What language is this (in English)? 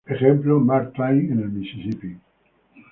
Spanish